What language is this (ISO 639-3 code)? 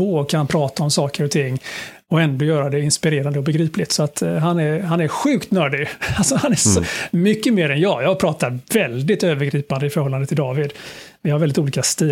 swe